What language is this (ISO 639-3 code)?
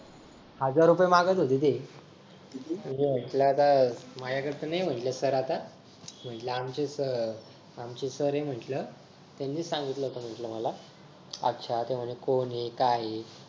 mar